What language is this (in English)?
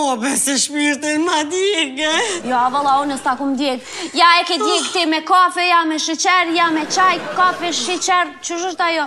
Romanian